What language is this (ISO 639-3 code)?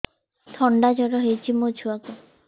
ori